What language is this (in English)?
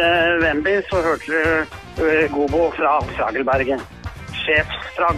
Norwegian